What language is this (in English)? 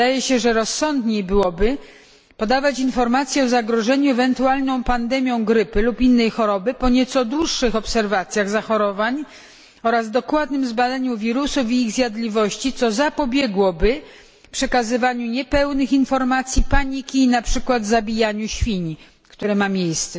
Polish